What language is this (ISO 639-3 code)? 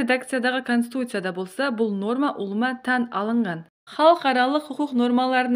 ara